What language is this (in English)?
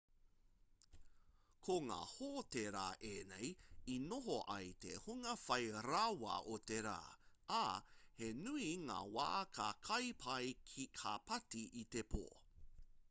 Māori